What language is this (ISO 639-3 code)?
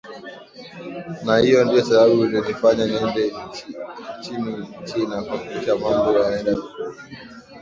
swa